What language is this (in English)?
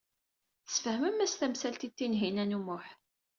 Kabyle